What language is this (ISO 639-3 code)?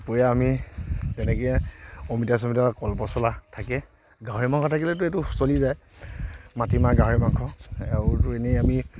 asm